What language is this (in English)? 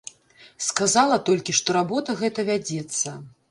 Belarusian